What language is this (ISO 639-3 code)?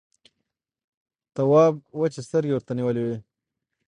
pus